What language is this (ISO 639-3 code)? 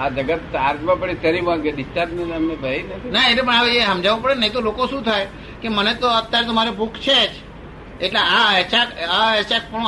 guj